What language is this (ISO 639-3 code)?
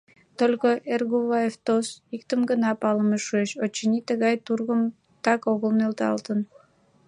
chm